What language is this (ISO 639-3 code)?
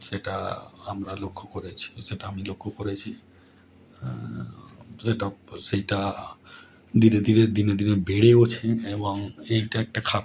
ben